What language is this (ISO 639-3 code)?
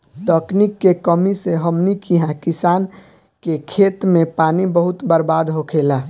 bho